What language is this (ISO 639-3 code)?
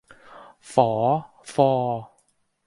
tha